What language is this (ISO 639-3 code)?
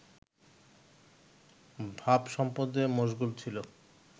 ben